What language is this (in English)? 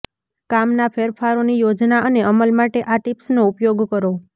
Gujarati